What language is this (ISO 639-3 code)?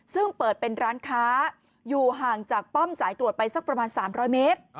tha